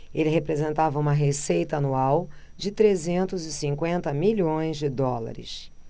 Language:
Portuguese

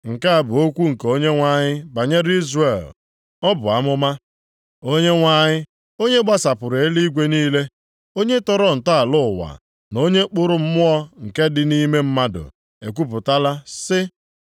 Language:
Igbo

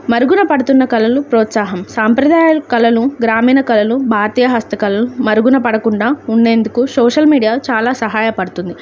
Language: Telugu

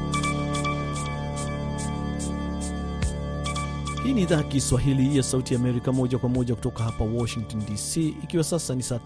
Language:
Swahili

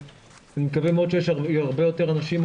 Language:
Hebrew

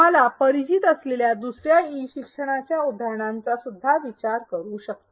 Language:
Marathi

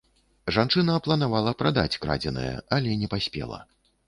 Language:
Belarusian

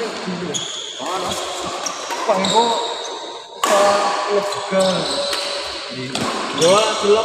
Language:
Arabic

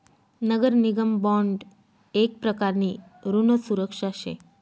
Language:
Marathi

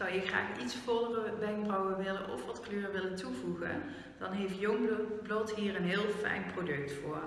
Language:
Dutch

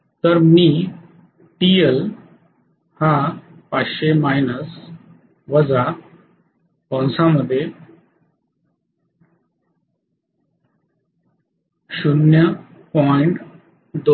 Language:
Marathi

